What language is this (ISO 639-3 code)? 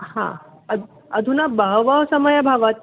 san